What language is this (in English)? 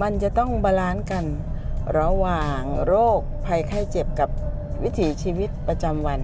Thai